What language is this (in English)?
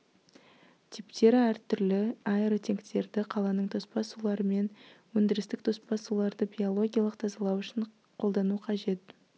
Kazakh